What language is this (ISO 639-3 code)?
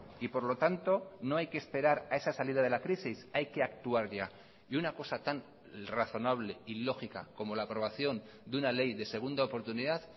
spa